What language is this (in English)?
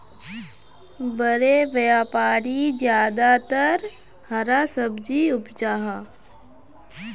Magahi